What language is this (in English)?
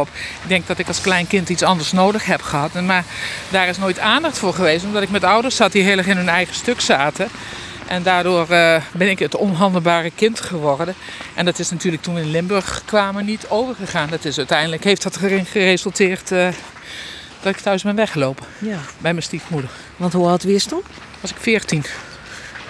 Dutch